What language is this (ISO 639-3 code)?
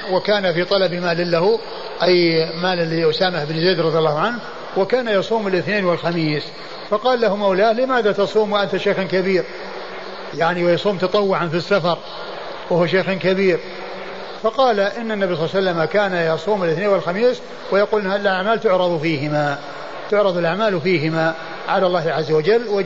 ara